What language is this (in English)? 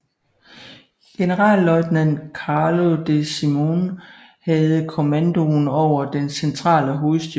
Danish